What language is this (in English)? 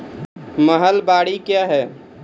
Maithili